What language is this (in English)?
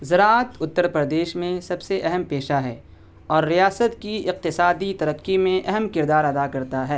Urdu